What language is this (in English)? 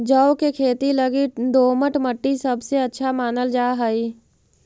Magahi